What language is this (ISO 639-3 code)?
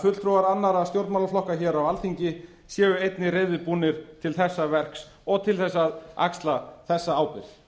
isl